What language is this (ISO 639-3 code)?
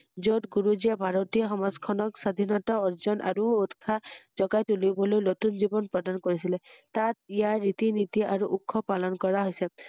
asm